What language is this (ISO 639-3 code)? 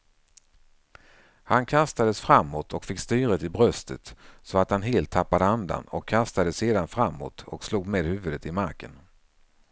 swe